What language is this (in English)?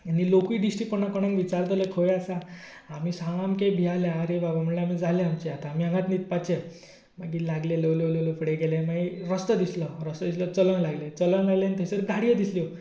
Konkani